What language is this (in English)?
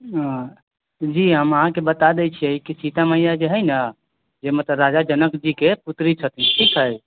Maithili